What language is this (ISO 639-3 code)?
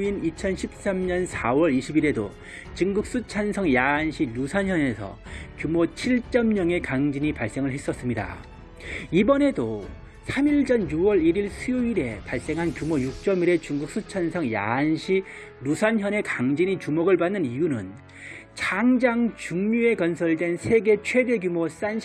kor